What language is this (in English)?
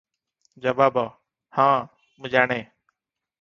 Odia